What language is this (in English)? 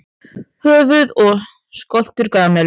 Icelandic